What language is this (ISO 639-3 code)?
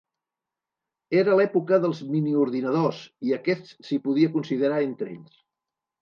cat